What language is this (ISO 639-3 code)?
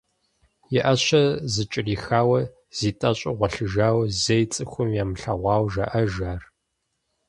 kbd